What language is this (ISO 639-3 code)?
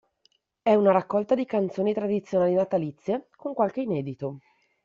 ita